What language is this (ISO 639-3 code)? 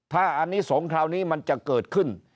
tha